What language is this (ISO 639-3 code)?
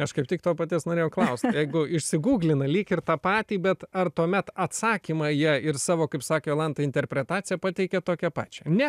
lit